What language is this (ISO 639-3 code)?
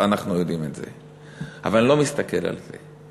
heb